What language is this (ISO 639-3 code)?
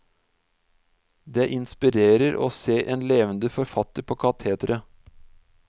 nor